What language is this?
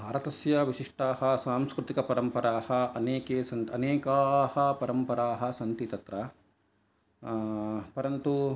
Sanskrit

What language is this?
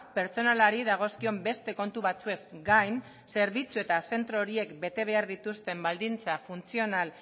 Basque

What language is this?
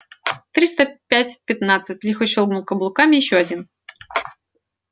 Russian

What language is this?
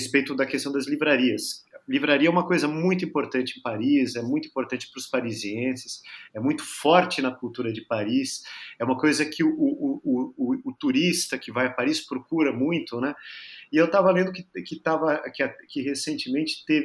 Portuguese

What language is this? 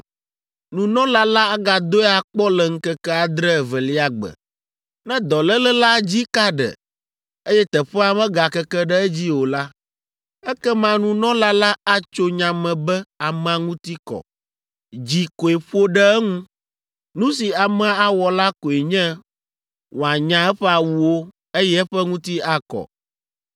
Ewe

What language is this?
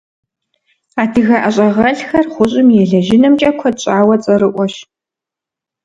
Kabardian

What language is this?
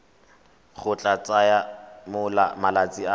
Tswana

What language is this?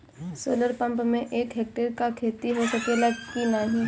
Bhojpuri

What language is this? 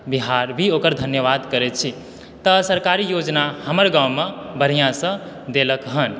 Maithili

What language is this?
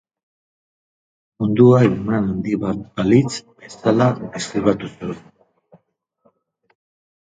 Basque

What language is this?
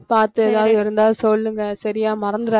Tamil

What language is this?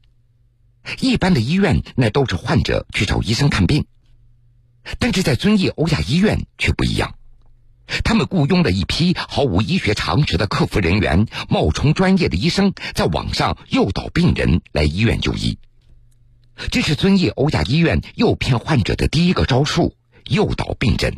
Chinese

